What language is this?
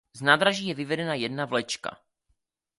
Czech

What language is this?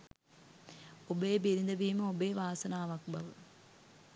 Sinhala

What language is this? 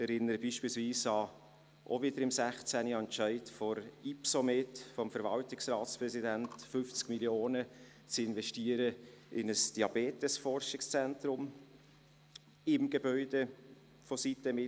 Swiss German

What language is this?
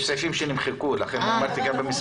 Hebrew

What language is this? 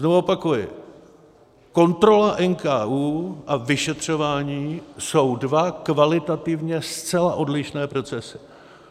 Czech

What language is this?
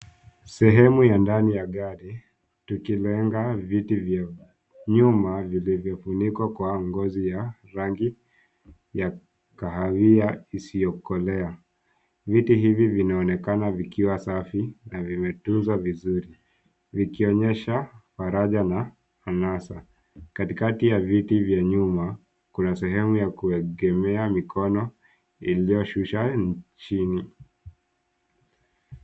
Swahili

